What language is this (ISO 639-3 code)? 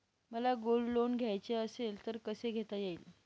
mar